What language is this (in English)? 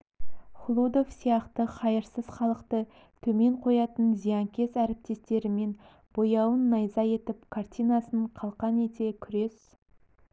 Kazakh